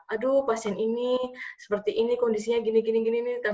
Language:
Indonesian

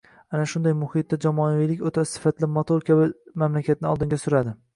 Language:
Uzbek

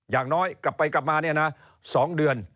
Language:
Thai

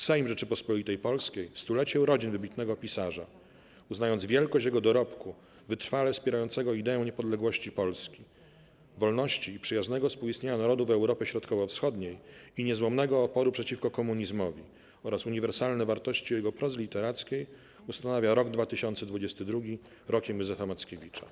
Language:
Polish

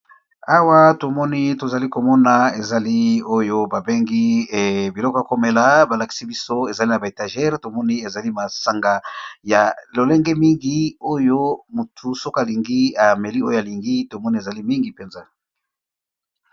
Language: Lingala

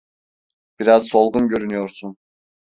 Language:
Turkish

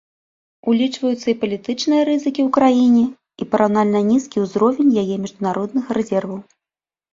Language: Belarusian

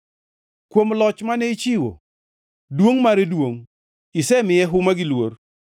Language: Luo (Kenya and Tanzania)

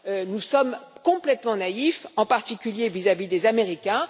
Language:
French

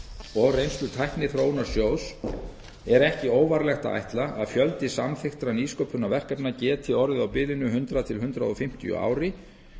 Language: Icelandic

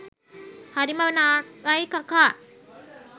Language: Sinhala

